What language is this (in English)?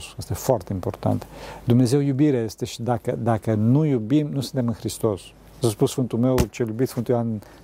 Romanian